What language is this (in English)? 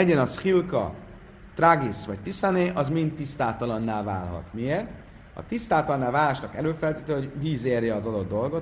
Hungarian